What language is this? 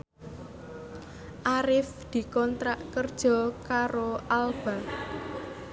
Javanese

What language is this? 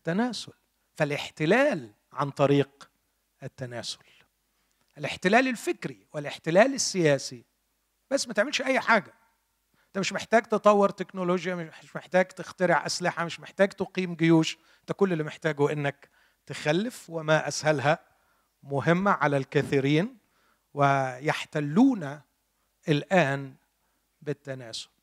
Arabic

